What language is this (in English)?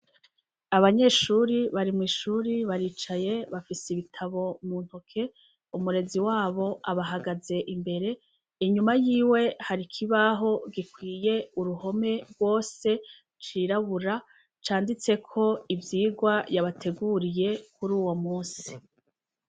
Rundi